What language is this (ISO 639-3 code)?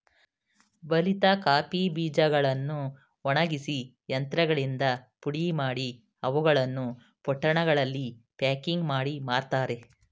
kan